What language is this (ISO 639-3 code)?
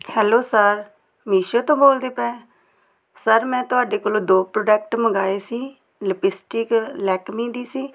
pan